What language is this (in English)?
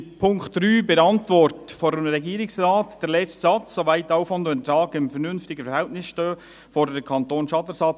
Swiss German